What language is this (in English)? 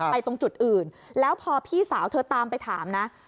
Thai